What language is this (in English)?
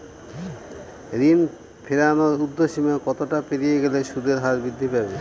Bangla